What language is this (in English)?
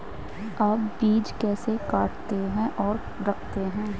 Hindi